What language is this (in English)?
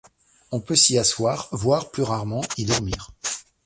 French